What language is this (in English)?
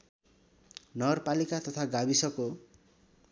Nepali